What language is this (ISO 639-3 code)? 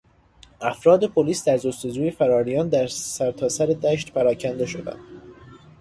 fas